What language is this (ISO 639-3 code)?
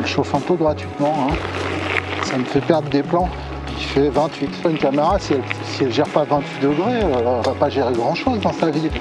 fra